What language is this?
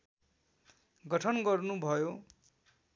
Nepali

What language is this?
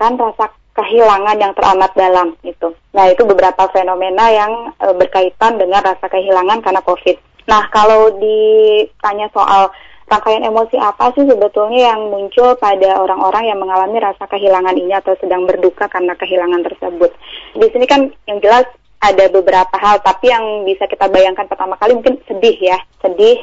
Indonesian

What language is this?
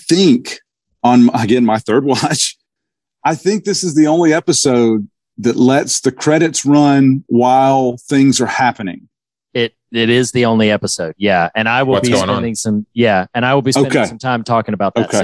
English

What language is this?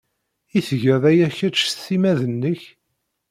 Kabyle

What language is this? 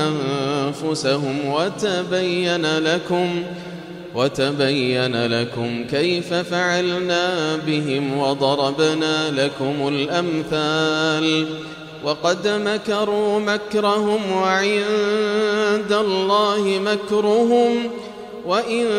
Arabic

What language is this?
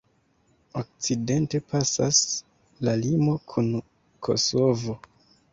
Esperanto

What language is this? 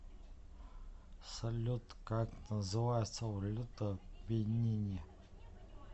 Russian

